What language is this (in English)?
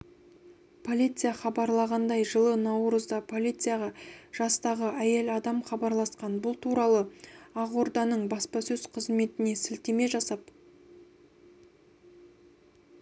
Kazakh